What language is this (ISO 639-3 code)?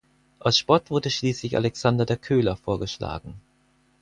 deu